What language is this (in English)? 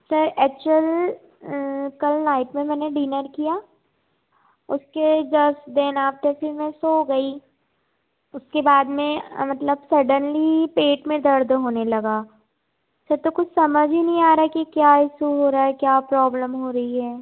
Hindi